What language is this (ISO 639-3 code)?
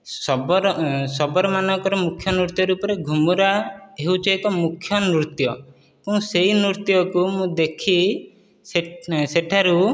ori